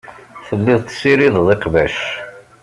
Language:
Kabyle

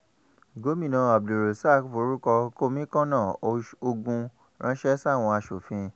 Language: Yoruba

